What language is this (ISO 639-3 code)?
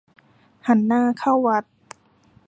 tha